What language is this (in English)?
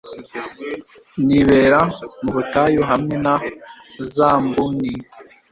Kinyarwanda